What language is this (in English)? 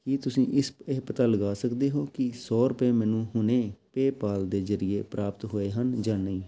Punjabi